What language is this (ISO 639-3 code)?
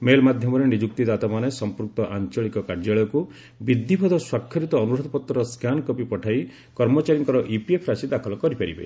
ori